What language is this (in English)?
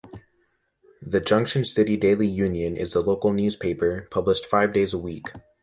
English